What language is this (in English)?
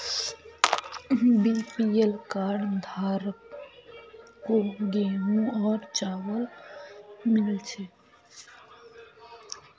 Magahi